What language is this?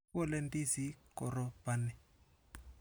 Kalenjin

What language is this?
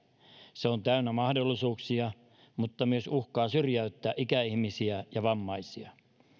Finnish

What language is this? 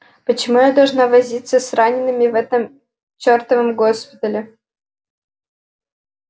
Russian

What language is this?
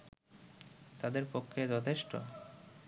Bangla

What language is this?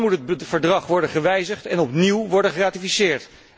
Dutch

